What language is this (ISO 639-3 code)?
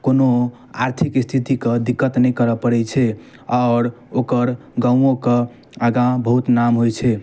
mai